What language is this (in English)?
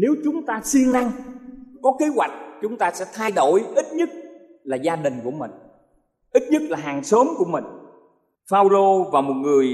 Vietnamese